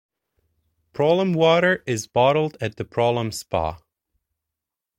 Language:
English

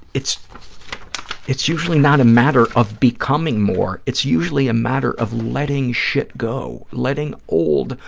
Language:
English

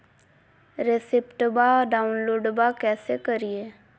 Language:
Magahi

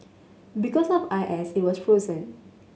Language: English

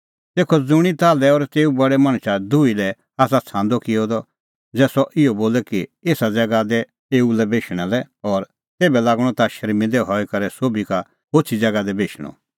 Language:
Kullu Pahari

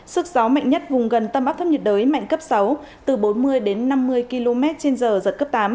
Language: Vietnamese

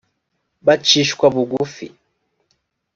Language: Kinyarwanda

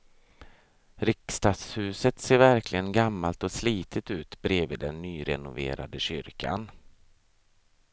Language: Swedish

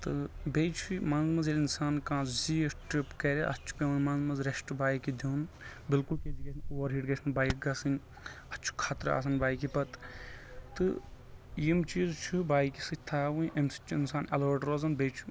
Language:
Kashmiri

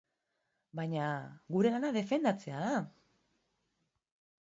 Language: Basque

